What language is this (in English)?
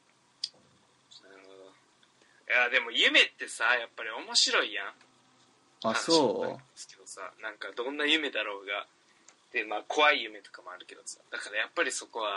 Japanese